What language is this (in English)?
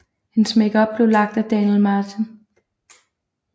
Danish